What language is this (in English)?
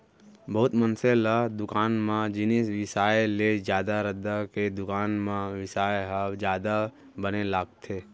Chhattisgarhi